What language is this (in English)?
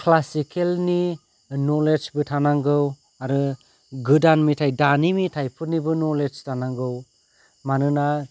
Bodo